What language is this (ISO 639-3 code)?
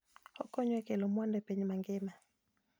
luo